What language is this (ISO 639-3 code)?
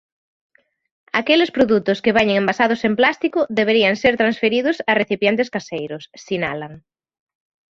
glg